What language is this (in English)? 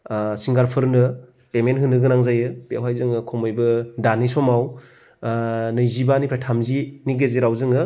Bodo